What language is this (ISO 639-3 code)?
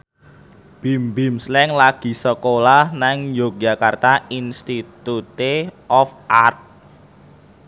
jav